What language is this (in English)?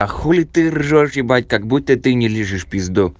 Russian